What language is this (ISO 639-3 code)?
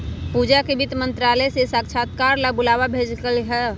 mag